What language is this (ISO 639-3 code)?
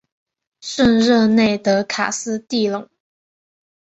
zho